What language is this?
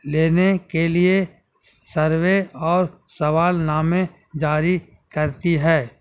Urdu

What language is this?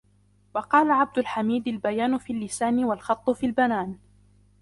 Arabic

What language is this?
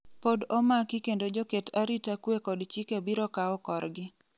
Luo (Kenya and Tanzania)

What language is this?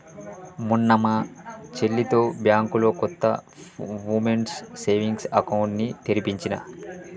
Telugu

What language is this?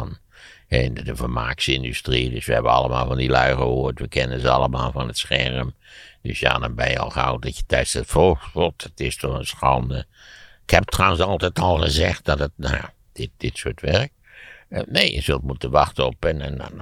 Dutch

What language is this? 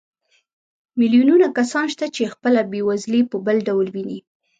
Pashto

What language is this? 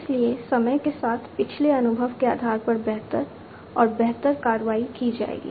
Hindi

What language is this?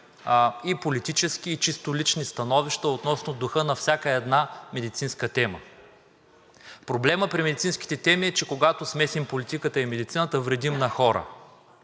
Bulgarian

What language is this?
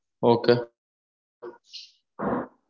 Tamil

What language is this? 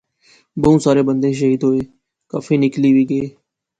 Pahari-Potwari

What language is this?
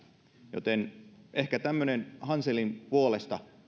Finnish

